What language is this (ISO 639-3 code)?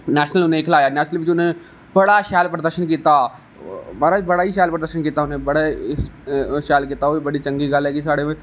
doi